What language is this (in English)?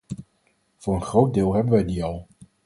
Dutch